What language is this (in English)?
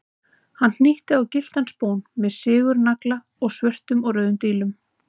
Icelandic